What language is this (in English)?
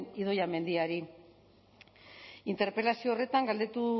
Basque